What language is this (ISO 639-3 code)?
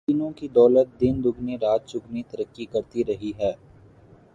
urd